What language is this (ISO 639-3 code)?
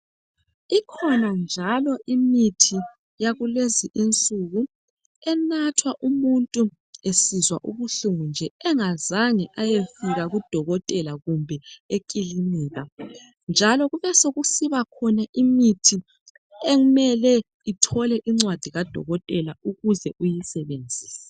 nde